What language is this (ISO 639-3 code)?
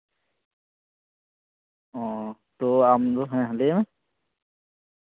sat